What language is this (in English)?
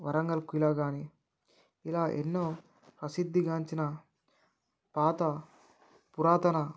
Telugu